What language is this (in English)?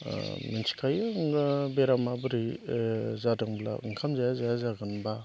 Bodo